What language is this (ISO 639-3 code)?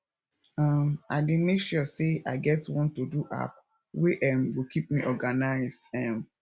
pcm